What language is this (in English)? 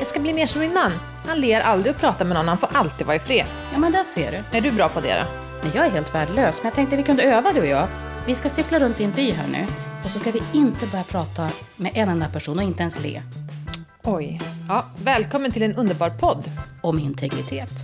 Swedish